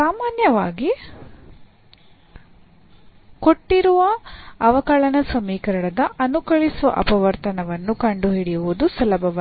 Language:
Kannada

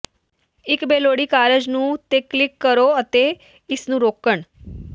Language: Punjabi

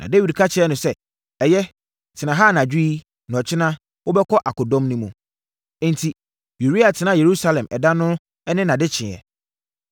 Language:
Akan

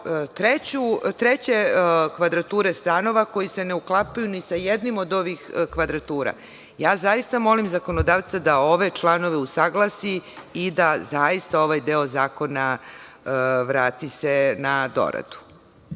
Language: Serbian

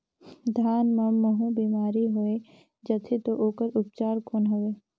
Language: Chhattisgarhi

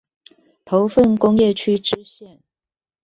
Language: Chinese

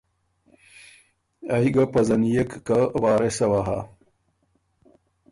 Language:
Ormuri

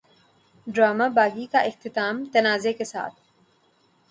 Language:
Urdu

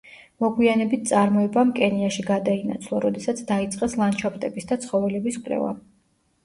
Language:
Georgian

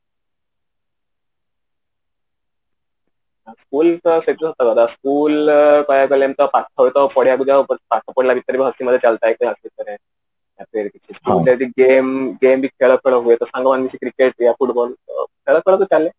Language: Odia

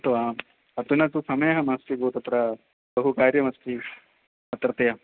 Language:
Sanskrit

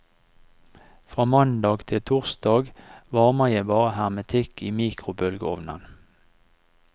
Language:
Norwegian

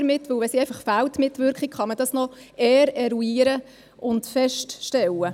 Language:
Swiss German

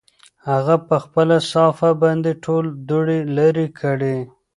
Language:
Pashto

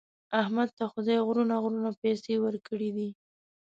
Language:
Pashto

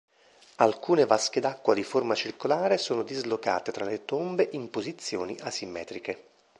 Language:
Italian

